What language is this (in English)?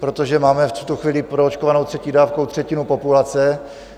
Czech